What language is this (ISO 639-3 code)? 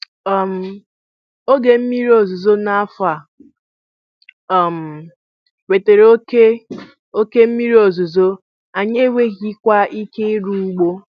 ibo